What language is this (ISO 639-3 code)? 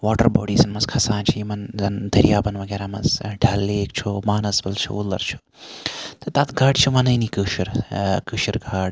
kas